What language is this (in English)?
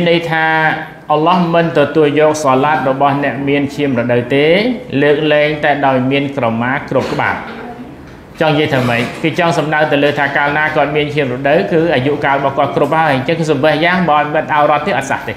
Thai